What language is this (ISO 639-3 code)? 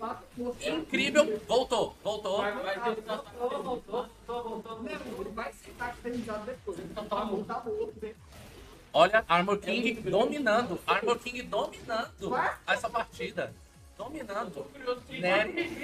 por